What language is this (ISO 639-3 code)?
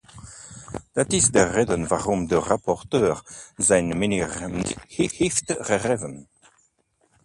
nld